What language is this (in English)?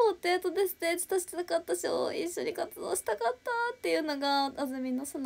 Japanese